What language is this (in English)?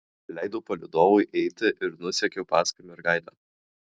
Lithuanian